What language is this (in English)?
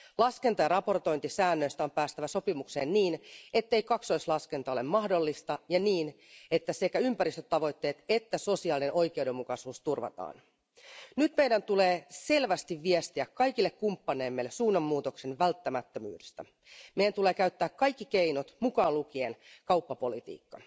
Finnish